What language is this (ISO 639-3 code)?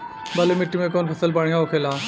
bho